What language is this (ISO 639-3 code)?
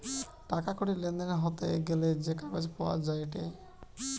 ben